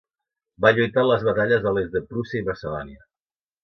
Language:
Catalan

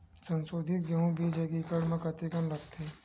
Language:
Chhattisgarhi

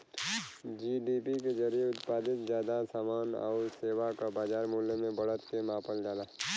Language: Bhojpuri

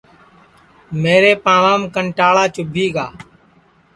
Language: Sansi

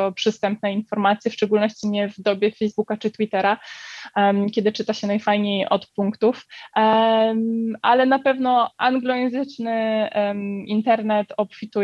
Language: Polish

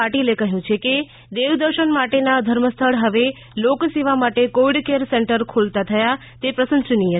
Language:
Gujarati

